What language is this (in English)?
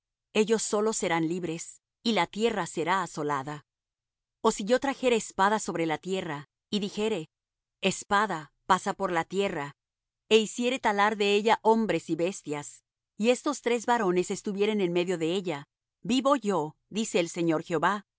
Spanish